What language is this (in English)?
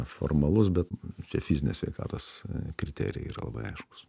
Lithuanian